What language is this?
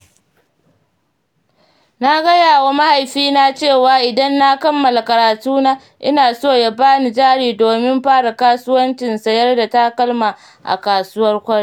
Hausa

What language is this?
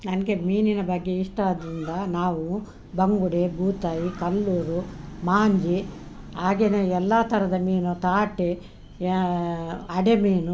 Kannada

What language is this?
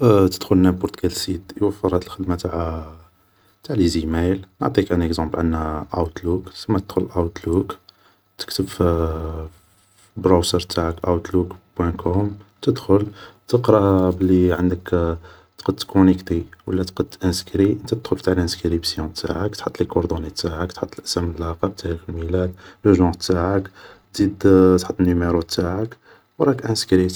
Algerian Arabic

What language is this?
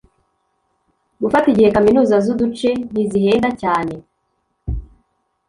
Kinyarwanda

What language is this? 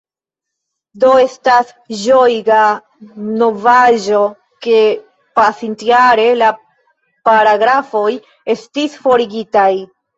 Esperanto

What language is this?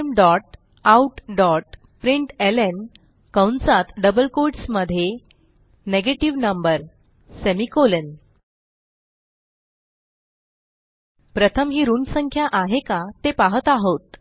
Marathi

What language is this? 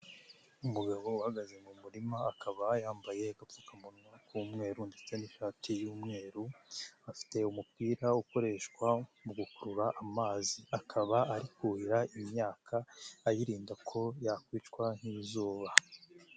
Kinyarwanda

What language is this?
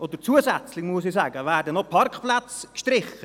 Swiss German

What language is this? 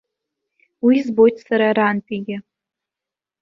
Abkhazian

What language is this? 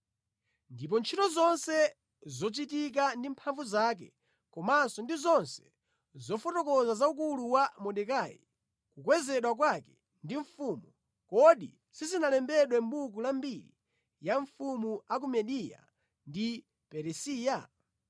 Nyanja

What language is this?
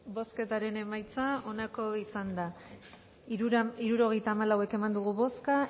Basque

